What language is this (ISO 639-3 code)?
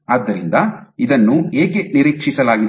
kan